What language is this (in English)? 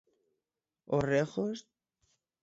Galician